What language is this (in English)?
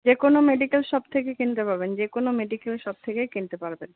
Bangla